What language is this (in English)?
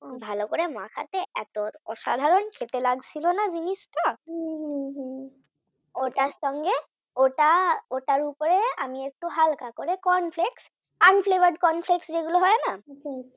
Bangla